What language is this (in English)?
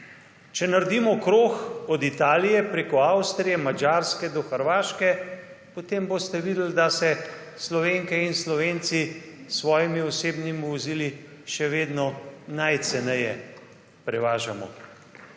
Slovenian